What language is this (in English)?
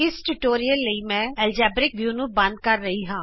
Punjabi